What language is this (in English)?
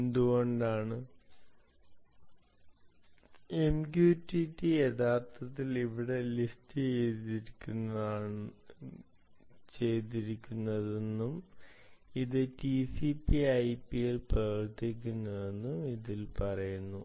Malayalam